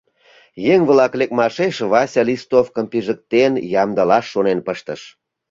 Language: Mari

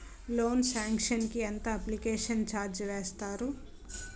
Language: Telugu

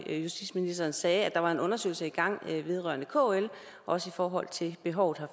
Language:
Danish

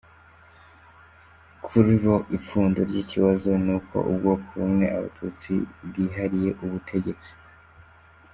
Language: Kinyarwanda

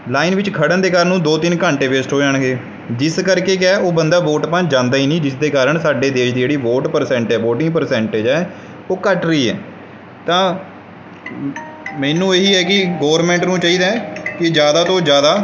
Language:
Punjabi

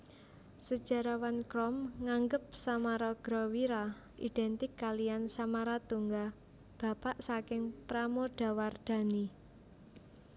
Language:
Javanese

